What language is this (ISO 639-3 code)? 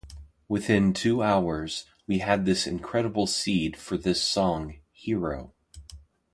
eng